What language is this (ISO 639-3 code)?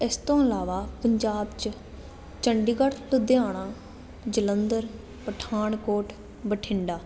pan